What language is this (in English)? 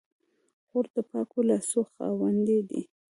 Pashto